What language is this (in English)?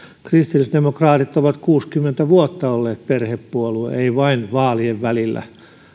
Finnish